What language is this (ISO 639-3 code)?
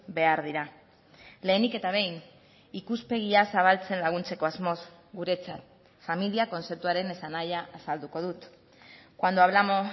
eus